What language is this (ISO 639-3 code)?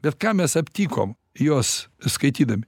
lit